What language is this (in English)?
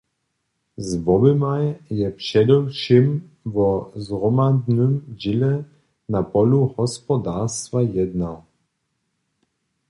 Upper Sorbian